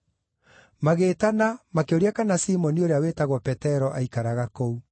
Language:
Kikuyu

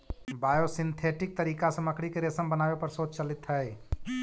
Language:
Magahi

